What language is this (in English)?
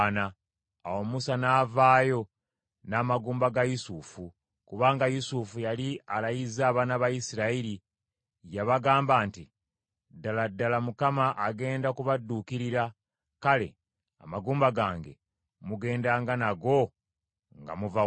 Ganda